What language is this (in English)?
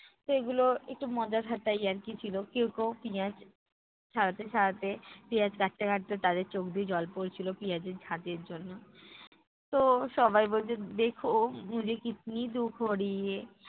Bangla